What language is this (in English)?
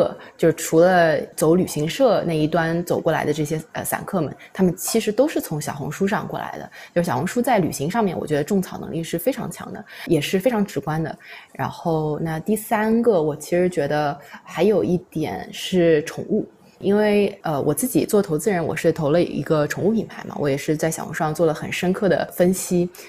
Chinese